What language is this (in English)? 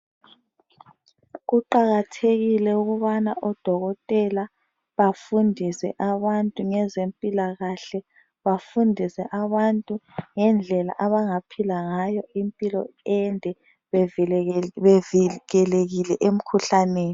North Ndebele